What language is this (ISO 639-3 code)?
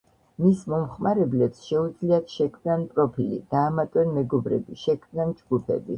kat